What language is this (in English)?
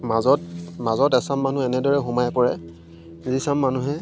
Assamese